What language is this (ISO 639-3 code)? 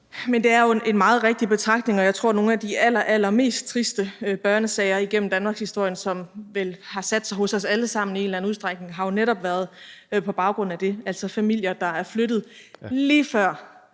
dan